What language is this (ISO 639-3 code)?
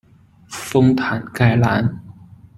zho